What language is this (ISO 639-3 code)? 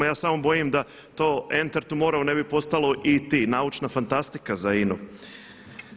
hrv